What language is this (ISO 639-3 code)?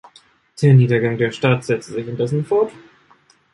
deu